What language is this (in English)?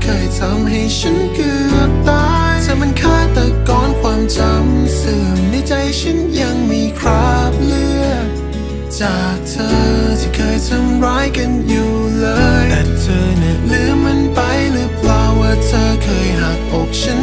Thai